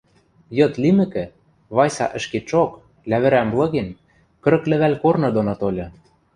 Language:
Western Mari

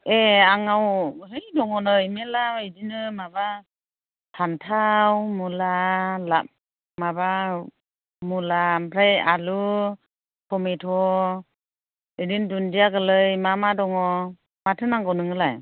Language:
Bodo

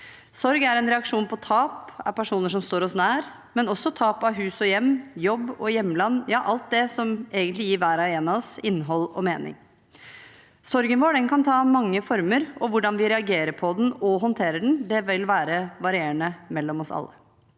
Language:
Norwegian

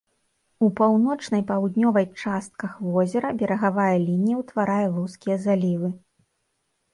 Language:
Belarusian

